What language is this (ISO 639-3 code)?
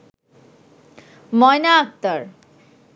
ben